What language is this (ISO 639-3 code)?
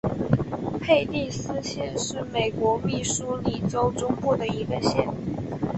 zho